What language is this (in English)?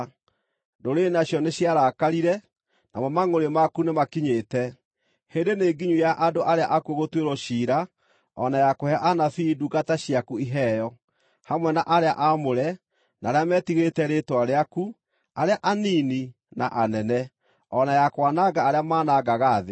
Kikuyu